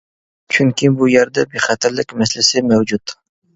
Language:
Uyghur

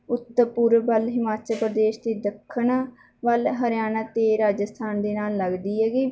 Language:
Punjabi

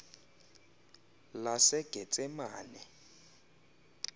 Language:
Xhosa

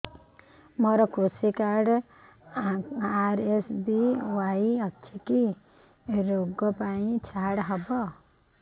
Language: Odia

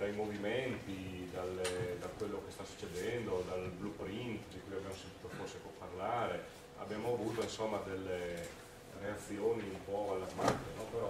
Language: Italian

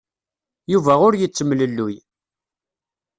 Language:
Kabyle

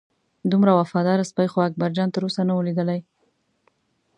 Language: Pashto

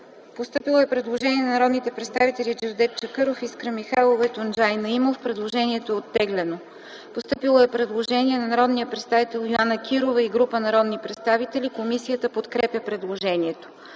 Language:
Bulgarian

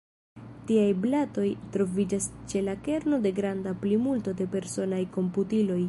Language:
Esperanto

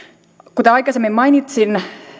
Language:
Finnish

